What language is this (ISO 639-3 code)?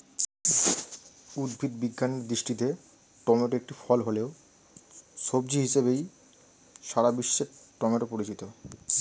ben